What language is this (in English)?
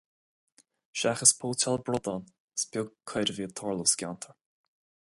Irish